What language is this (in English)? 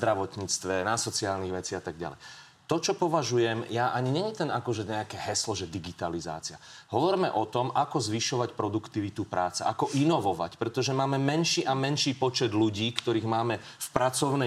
Slovak